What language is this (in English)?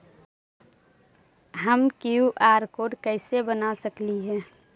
Magahi